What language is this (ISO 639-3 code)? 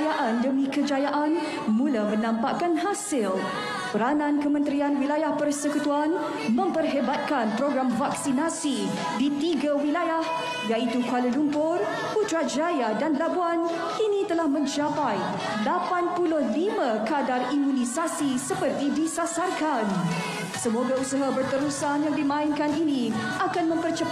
msa